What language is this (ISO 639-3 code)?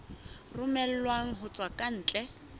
sot